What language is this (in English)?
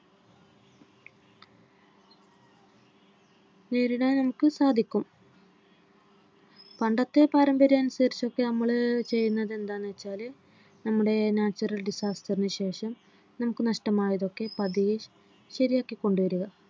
Malayalam